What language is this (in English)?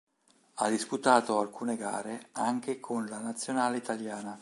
Italian